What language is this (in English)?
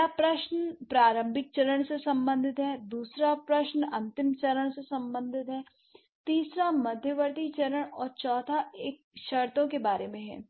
Hindi